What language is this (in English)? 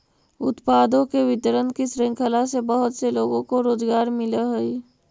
Magahi